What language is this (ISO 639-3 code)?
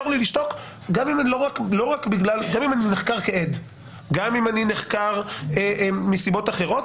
heb